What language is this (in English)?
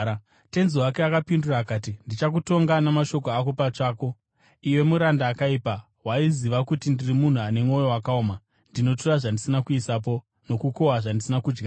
Shona